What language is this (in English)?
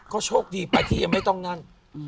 Thai